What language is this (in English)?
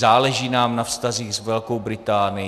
Czech